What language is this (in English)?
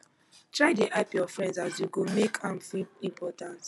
Nigerian Pidgin